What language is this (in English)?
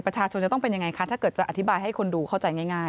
Thai